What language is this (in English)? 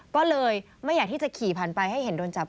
Thai